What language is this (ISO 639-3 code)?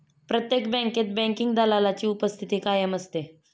mar